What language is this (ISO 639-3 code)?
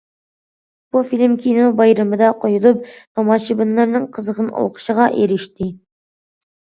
uig